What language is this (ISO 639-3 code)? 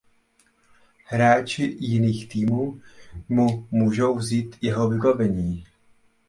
ces